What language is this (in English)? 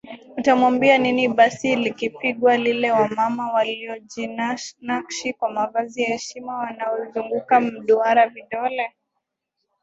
Swahili